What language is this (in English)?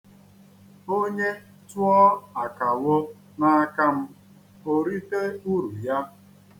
Igbo